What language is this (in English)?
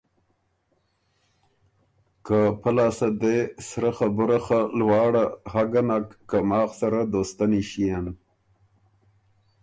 Ormuri